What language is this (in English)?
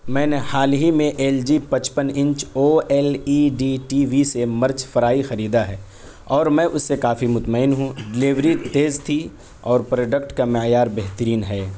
Urdu